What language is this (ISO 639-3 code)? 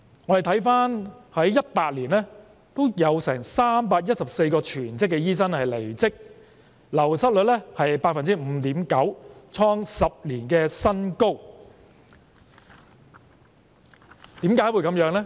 yue